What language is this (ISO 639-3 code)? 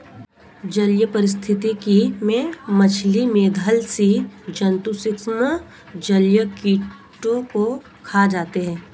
hin